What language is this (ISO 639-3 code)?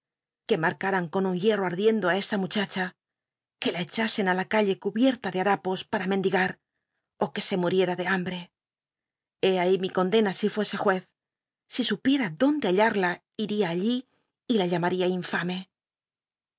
spa